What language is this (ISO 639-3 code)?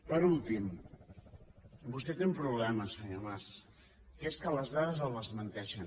cat